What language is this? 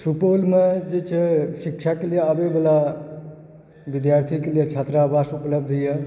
Maithili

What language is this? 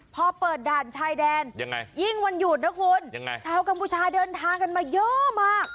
Thai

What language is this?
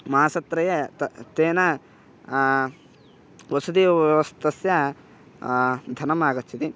Sanskrit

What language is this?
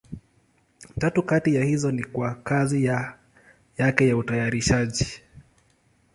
Swahili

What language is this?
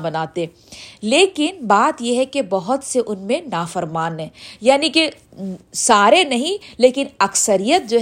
Urdu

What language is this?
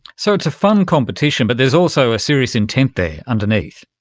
English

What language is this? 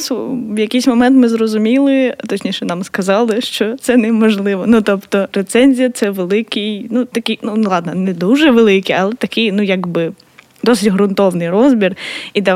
Ukrainian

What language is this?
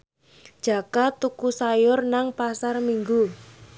Javanese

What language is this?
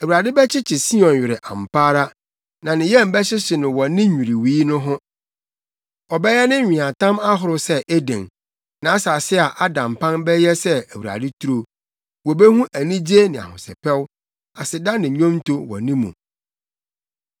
Akan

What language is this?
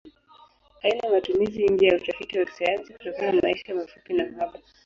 Swahili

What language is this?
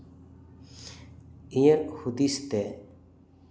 Santali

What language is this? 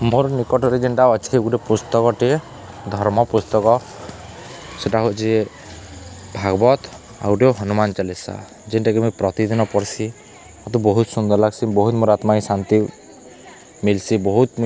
Odia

